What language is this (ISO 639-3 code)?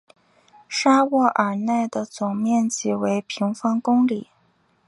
zho